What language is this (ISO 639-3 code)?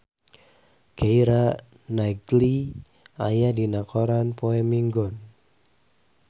sun